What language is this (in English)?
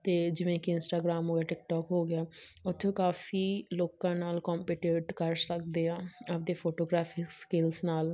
Punjabi